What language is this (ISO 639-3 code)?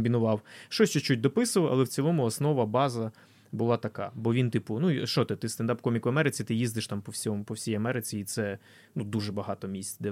ukr